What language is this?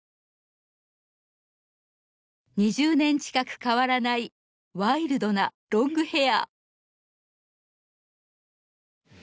Japanese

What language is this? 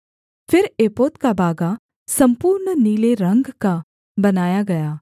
Hindi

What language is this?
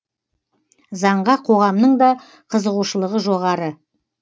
Kazakh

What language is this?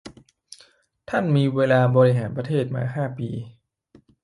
Thai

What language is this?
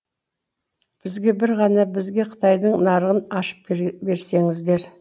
Kazakh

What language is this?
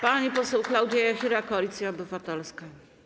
Polish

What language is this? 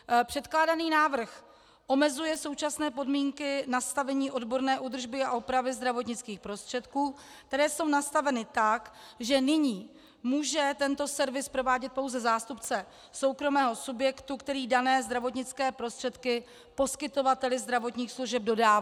Czech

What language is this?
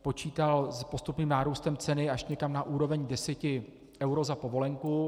Czech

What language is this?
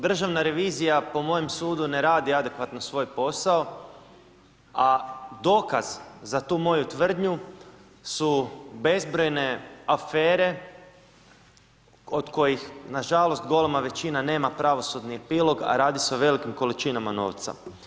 Croatian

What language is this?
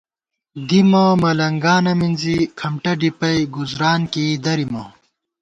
Gawar-Bati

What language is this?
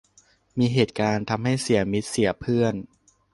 Thai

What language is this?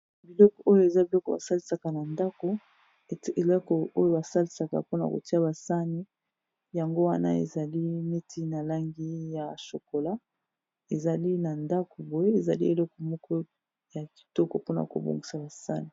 Lingala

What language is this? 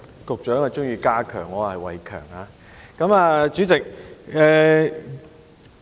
Cantonese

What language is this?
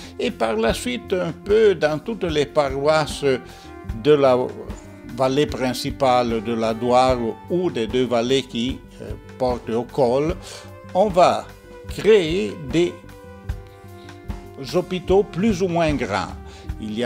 French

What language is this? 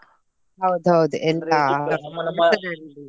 Kannada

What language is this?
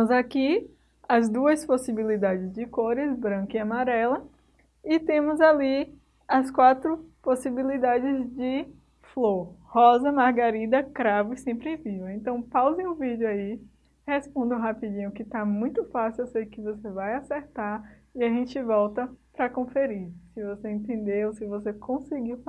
Portuguese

